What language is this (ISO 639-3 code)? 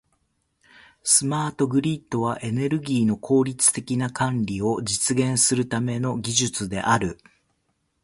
jpn